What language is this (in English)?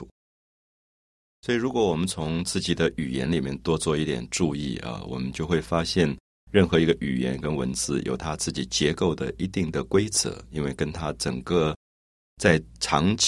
Chinese